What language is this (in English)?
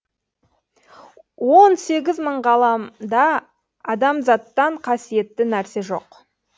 Kazakh